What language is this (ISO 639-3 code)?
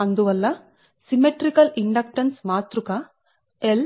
tel